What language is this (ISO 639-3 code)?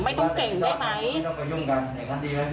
tha